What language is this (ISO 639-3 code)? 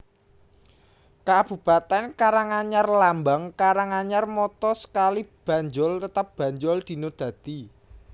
jav